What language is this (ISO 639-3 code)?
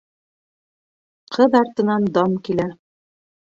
bak